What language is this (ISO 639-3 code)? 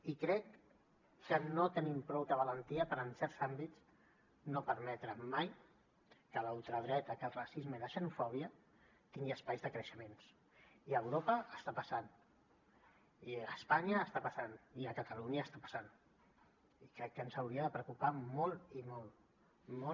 cat